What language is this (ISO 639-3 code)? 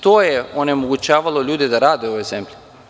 srp